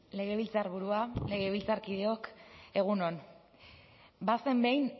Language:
Basque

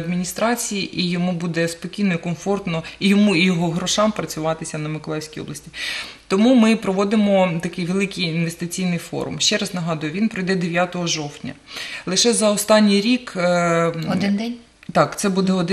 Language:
Ukrainian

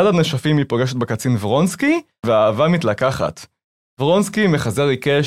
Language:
Hebrew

